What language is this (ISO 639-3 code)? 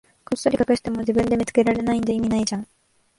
jpn